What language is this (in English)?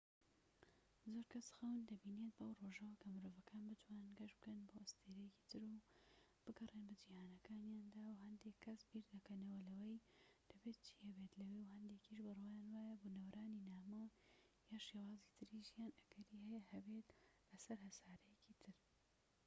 Central Kurdish